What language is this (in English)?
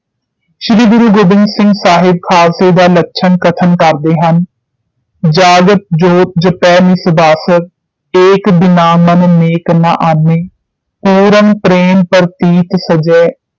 Punjabi